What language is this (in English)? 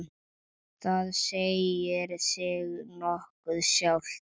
Icelandic